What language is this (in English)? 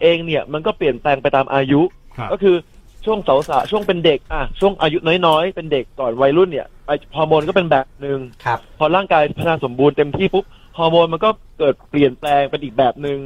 Thai